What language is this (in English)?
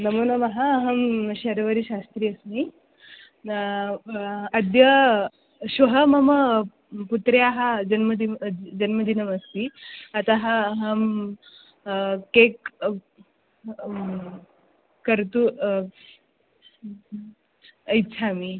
Sanskrit